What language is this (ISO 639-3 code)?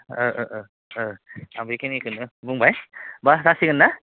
brx